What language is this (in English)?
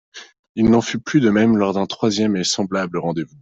French